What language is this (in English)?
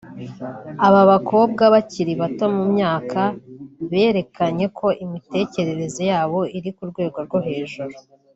Kinyarwanda